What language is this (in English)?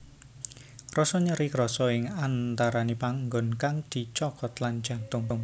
Javanese